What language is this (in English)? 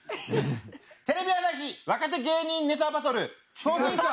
Japanese